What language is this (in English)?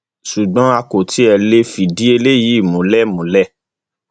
Yoruba